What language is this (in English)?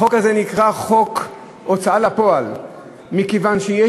Hebrew